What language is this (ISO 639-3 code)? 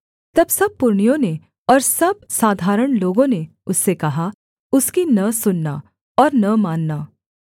hin